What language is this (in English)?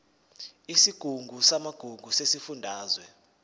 Zulu